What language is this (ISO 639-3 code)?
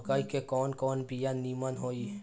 bho